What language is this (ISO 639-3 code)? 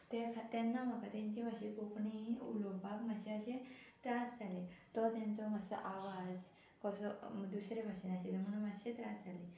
kok